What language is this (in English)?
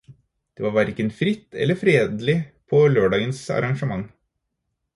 Norwegian Bokmål